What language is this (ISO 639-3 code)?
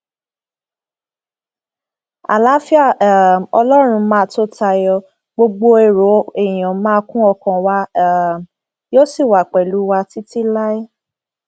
yor